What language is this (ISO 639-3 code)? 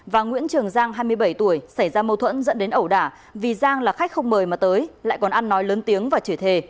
vie